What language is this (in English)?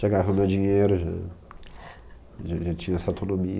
Portuguese